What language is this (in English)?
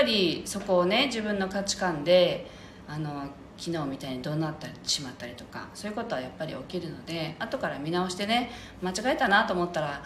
Japanese